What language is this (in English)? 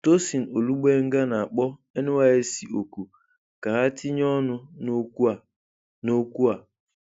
Igbo